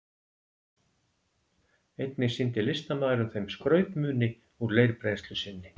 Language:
Icelandic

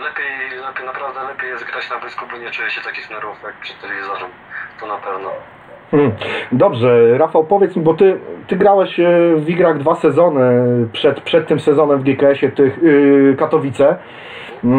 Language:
Polish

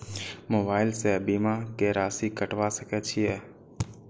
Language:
Maithili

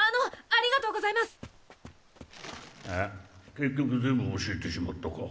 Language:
Japanese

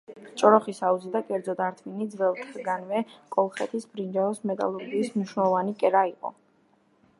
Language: Georgian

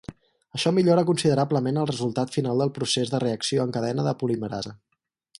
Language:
Catalan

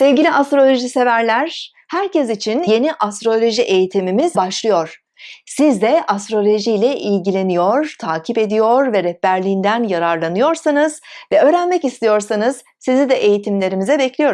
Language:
Turkish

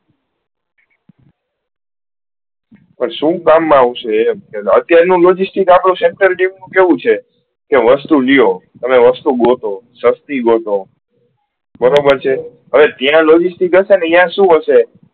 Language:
Gujarati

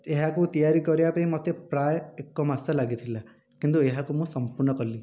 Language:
Odia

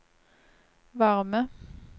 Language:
Norwegian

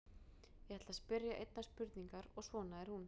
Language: Icelandic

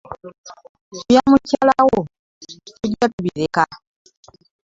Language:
Ganda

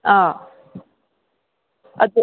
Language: Manipuri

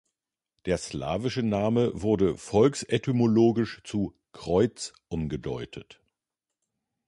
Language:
German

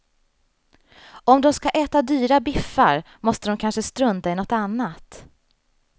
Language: Swedish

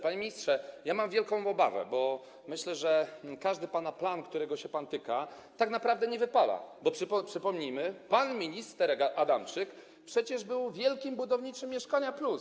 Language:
Polish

